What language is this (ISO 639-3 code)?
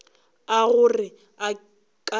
nso